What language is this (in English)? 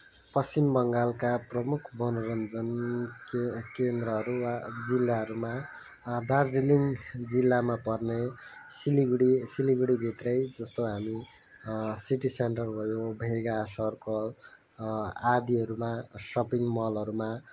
Nepali